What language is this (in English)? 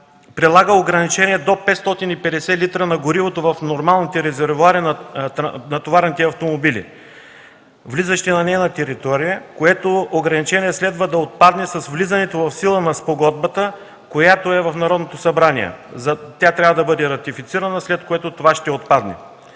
Bulgarian